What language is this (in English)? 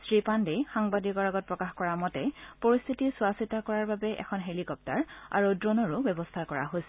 Assamese